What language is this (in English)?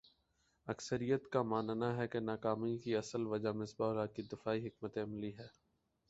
Urdu